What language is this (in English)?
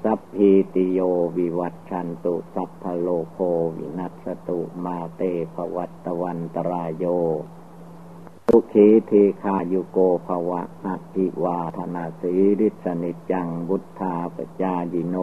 Thai